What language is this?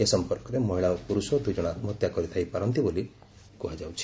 Odia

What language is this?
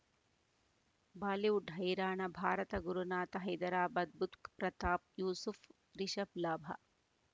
Kannada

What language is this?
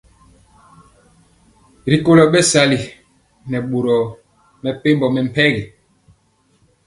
Mpiemo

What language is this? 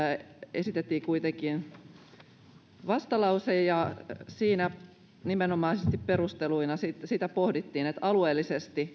Finnish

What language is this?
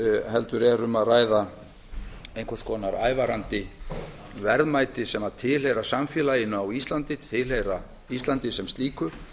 Icelandic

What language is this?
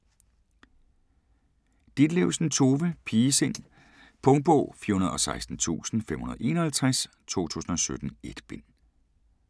Danish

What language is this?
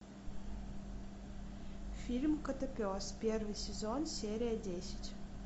Russian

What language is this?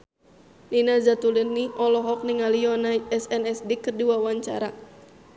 Sundanese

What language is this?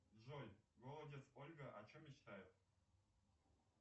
Russian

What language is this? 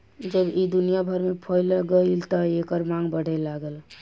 Bhojpuri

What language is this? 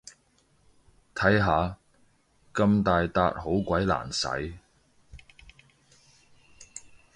Cantonese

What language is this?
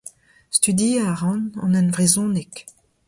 Breton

